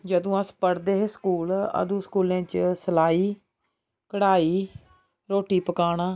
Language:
Dogri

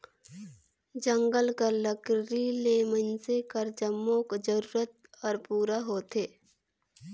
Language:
Chhattisgarhi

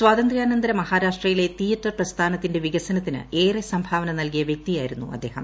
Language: Malayalam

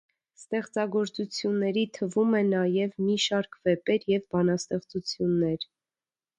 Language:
Armenian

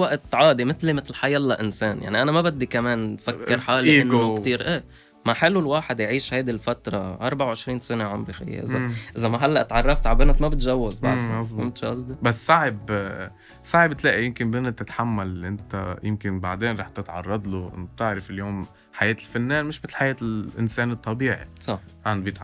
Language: Arabic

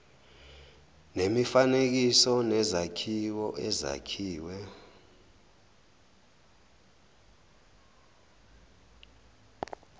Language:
Zulu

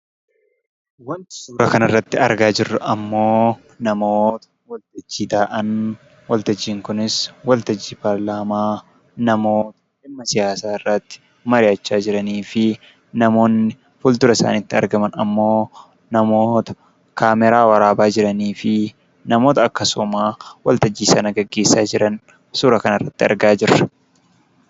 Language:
Oromo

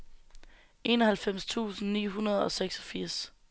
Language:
Danish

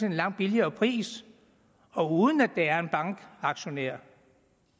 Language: Danish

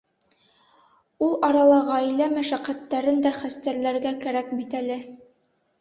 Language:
Bashkir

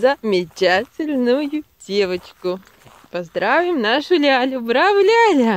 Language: Russian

